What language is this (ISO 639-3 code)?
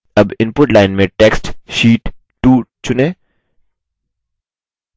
hin